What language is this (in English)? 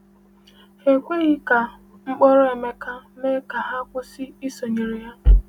Igbo